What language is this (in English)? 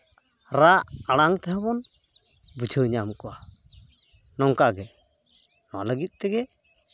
Santali